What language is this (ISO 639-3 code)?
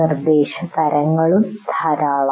mal